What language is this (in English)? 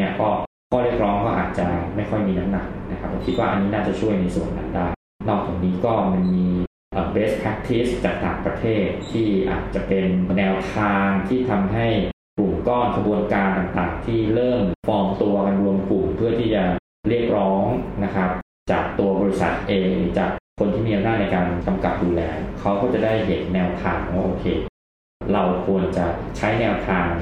Thai